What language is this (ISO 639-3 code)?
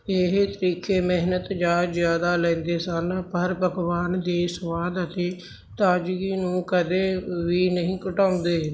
pan